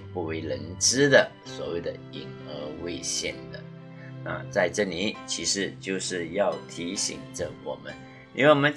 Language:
Chinese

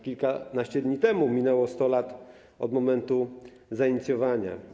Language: Polish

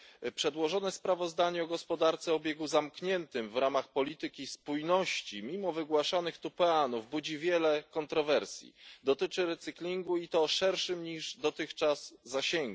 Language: Polish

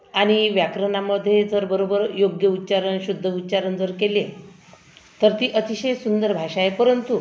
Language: Marathi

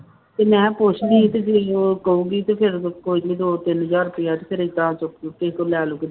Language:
Punjabi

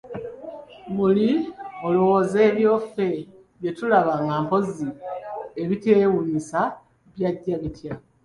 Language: Ganda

